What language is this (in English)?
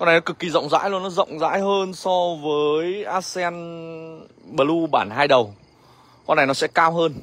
Vietnamese